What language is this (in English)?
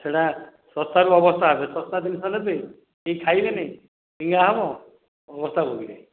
Odia